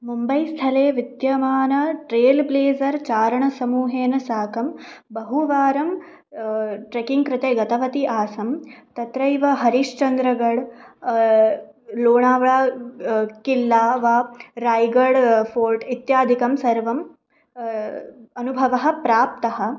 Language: Sanskrit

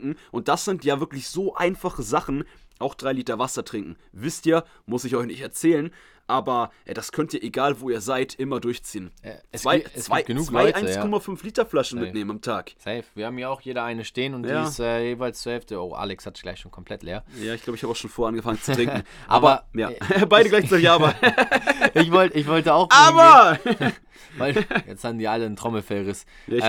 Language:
German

